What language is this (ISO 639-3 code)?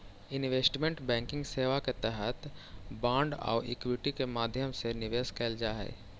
mag